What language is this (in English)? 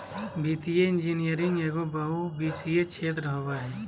Magahi